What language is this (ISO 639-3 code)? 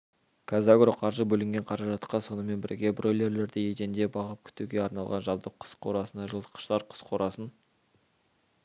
kaz